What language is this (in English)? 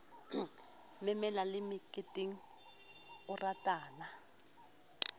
Southern Sotho